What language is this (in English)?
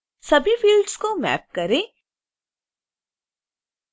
Hindi